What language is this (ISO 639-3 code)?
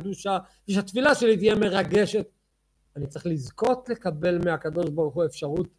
heb